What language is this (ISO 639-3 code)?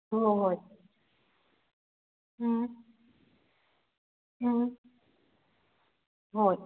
mni